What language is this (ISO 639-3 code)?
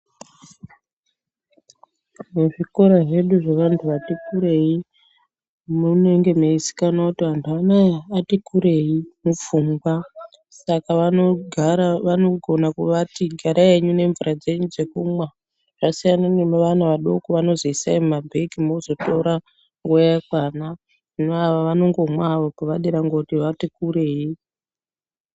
ndc